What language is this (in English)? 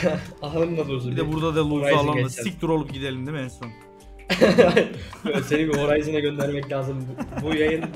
Turkish